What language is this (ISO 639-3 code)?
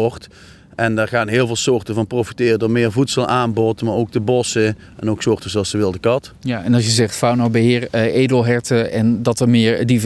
nld